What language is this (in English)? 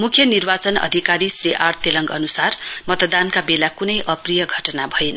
Nepali